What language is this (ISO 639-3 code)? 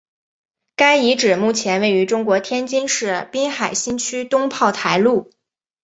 zho